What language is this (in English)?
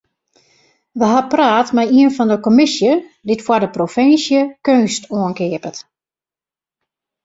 Western Frisian